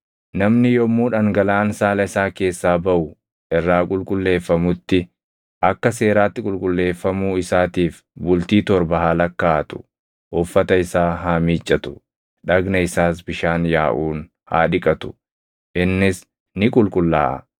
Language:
Oromo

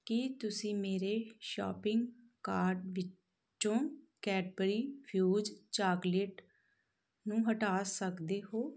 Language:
Punjabi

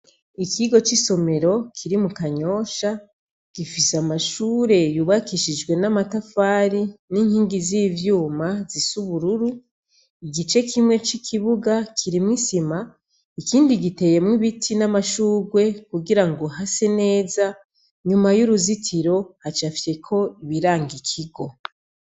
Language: Rundi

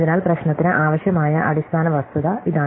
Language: Malayalam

